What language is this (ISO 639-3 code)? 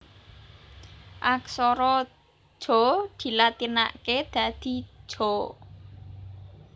jav